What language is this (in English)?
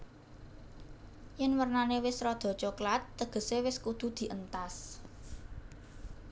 Javanese